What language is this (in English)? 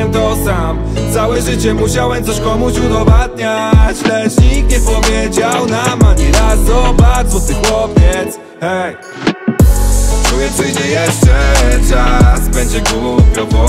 Polish